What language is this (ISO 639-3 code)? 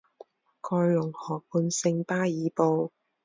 zho